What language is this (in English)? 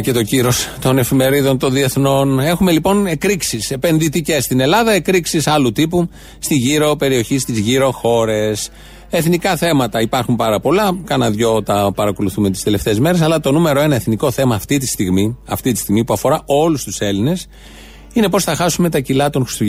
Greek